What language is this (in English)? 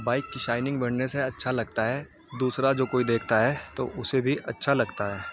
Urdu